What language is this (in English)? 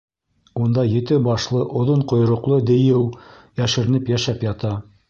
Bashkir